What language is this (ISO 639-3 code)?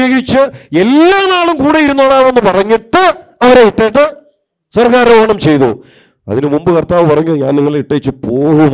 tur